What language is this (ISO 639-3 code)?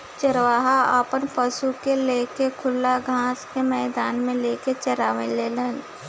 bho